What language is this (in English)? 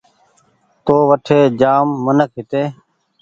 Goaria